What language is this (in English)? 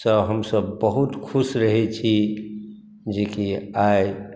Maithili